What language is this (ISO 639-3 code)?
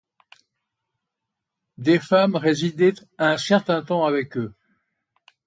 fra